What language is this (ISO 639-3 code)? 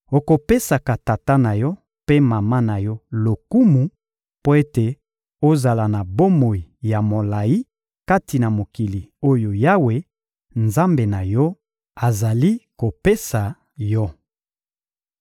lin